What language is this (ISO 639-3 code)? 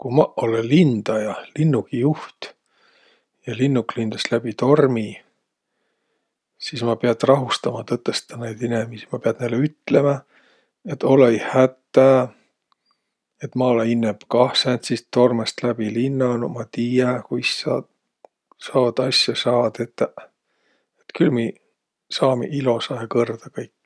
vro